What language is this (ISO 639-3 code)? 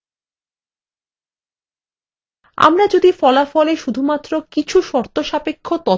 ben